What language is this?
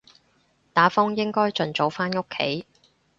Cantonese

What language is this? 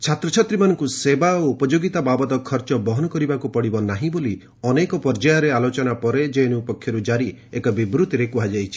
Odia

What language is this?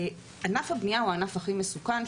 Hebrew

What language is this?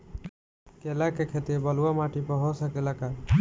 Bhojpuri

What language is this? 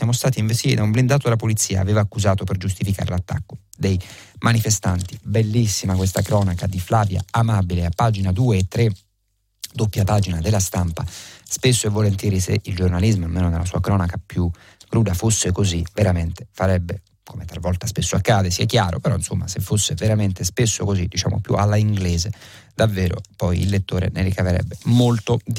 Italian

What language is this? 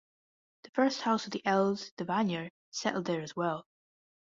English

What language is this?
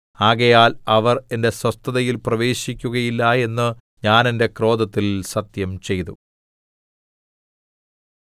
Malayalam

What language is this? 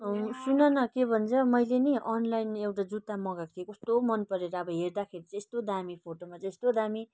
Nepali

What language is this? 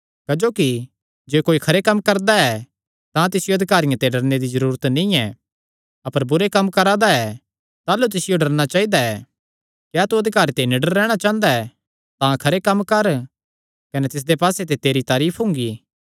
Kangri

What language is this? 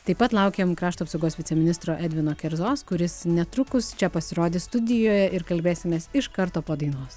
Lithuanian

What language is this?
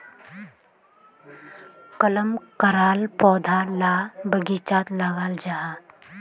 Magahi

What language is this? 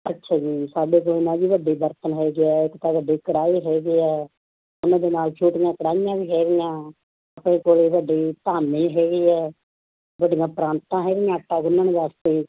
Punjabi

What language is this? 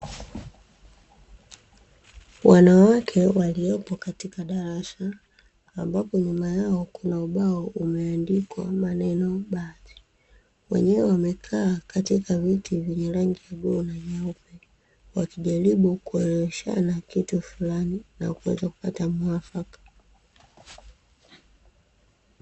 Swahili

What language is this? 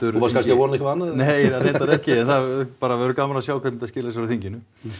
Icelandic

